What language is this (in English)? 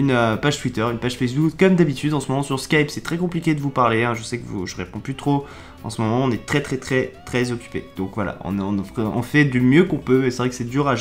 French